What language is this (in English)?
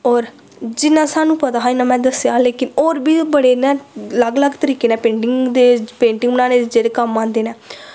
Dogri